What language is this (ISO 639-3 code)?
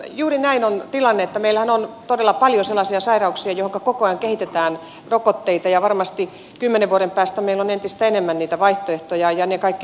fin